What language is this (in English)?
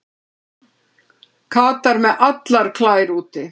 Icelandic